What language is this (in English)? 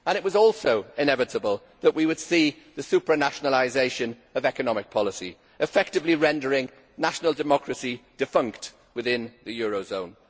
English